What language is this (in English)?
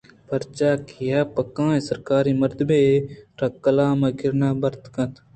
Eastern Balochi